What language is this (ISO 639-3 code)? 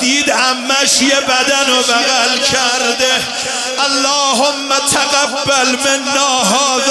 fas